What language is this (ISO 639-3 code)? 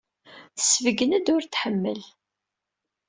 kab